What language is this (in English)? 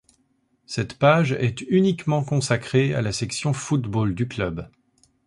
French